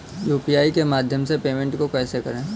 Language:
Hindi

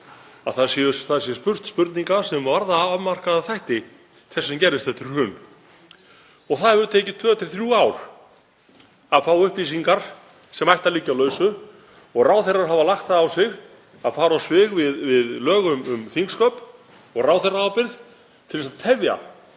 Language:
Icelandic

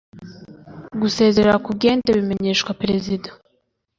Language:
Kinyarwanda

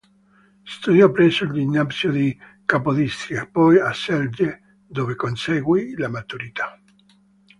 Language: Italian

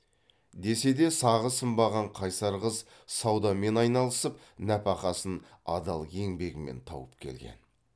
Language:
Kazakh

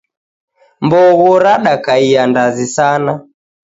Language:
Taita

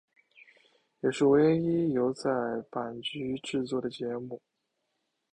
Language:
Chinese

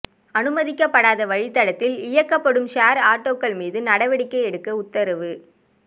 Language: Tamil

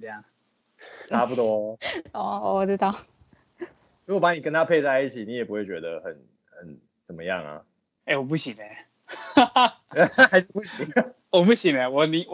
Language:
Chinese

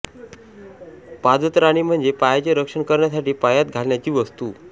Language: Marathi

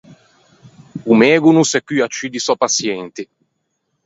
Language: Ligurian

